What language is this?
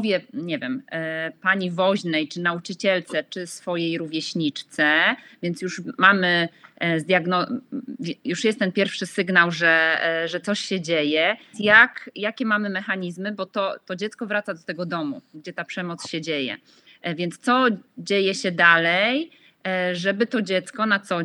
Polish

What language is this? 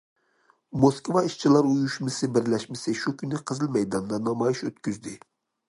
Uyghur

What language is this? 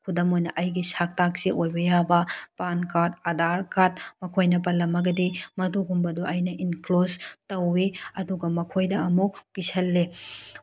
Manipuri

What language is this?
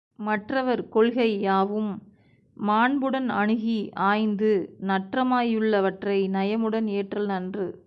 Tamil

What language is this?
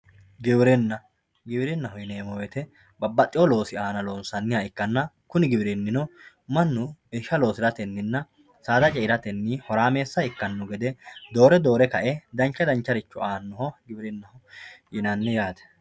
Sidamo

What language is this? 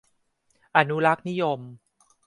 Thai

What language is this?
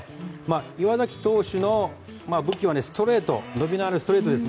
Japanese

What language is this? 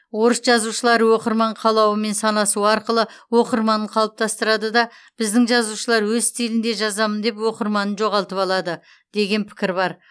Kazakh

